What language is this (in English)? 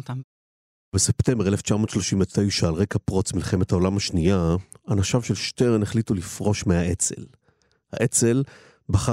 Hebrew